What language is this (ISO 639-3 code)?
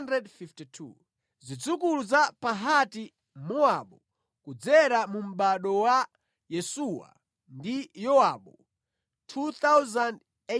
nya